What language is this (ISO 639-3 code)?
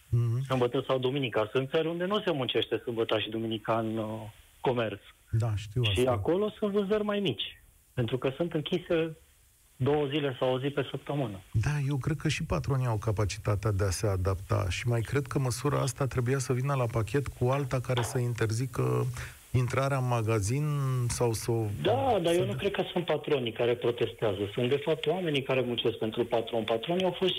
ron